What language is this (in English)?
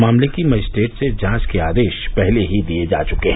Hindi